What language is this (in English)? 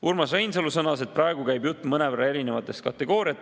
Estonian